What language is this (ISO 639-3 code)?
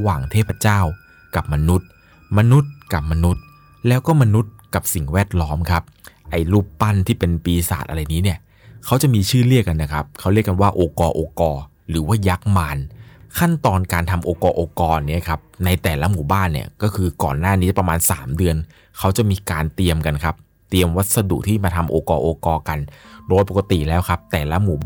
tha